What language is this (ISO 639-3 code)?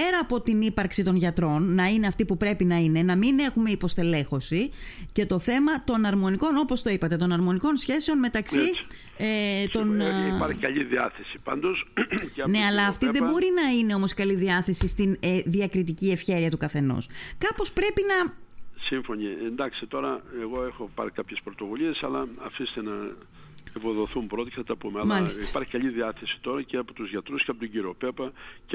ell